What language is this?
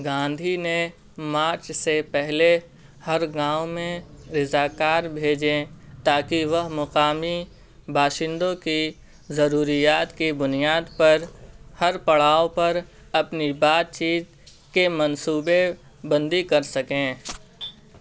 Urdu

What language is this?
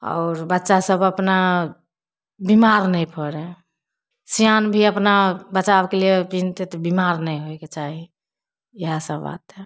Maithili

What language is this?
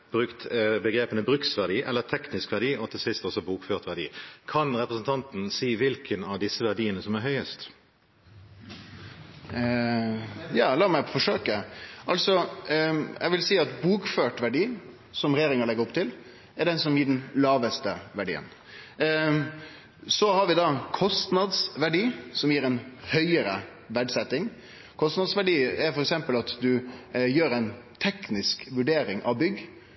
Norwegian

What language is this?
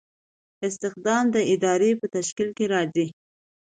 Pashto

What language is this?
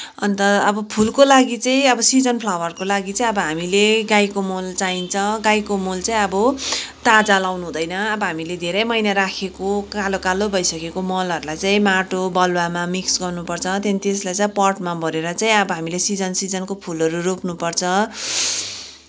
Nepali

